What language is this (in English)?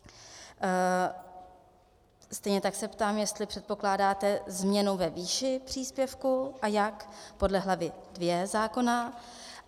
Czech